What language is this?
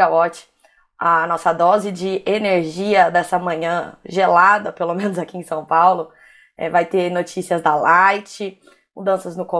Portuguese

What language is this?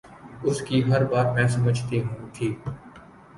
Urdu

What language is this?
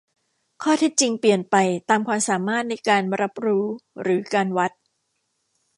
Thai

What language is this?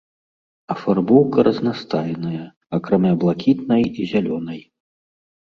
Belarusian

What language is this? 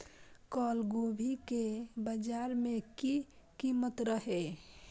Maithili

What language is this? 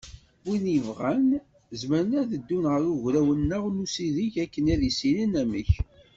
Kabyle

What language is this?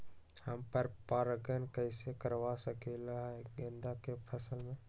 Magahi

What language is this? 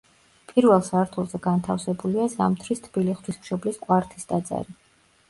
Georgian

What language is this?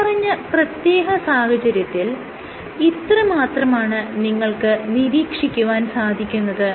Malayalam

